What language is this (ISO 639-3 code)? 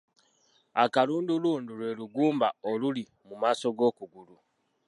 lug